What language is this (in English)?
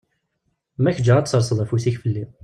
Kabyle